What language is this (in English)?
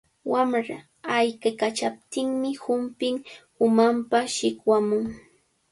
Cajatambo North Lima Quechua